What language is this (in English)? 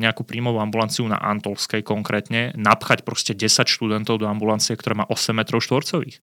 Slovak